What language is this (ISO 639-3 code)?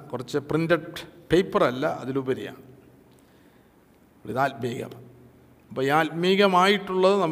mal